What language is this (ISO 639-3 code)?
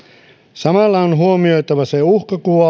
fin